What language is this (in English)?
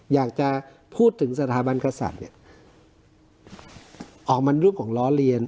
Thai